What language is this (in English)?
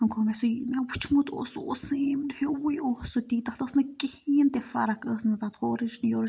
Kashmiri